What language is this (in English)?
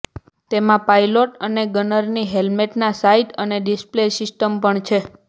Gujarati